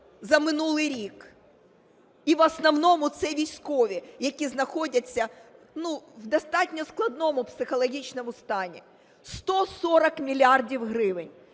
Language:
Ukrainian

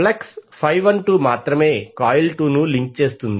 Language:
Telugu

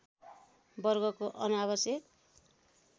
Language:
Nepali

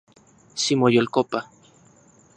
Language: Central Puebla Nahuatl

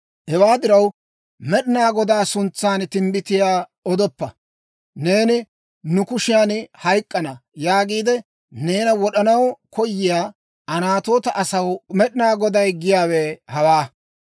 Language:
Dawro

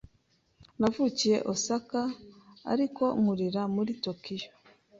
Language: Kinyarwanda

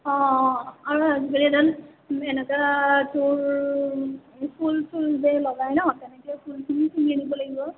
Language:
Assamese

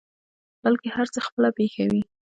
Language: Pashto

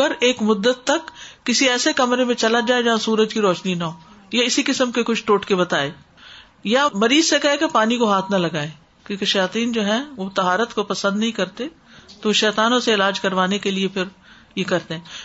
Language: Urdu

